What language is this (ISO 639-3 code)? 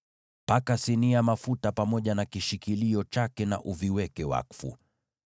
swa